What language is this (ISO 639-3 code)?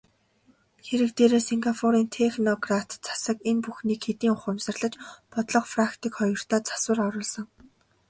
mon